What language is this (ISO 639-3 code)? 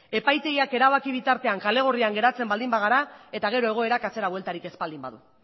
eus